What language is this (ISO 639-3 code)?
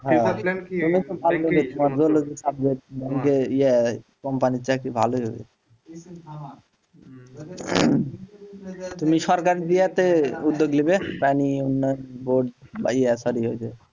ben